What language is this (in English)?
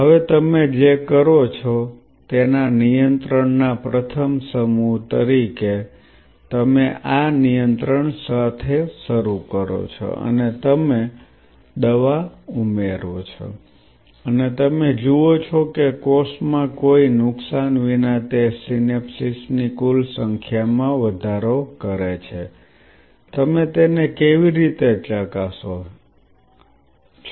Gujarati